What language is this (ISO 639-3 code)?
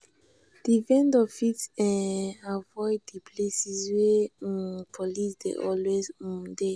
pcm